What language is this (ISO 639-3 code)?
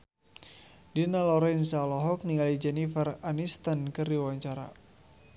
sun